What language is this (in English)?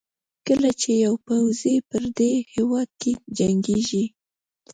Pashto